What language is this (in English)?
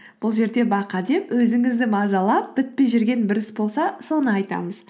Kazakh